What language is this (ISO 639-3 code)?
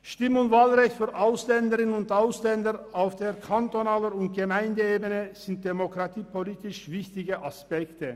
gsw